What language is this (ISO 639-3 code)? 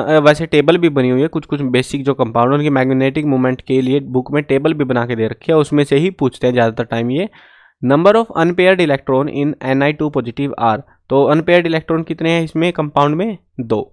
hin